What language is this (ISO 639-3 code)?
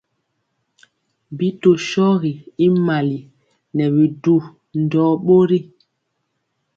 mcx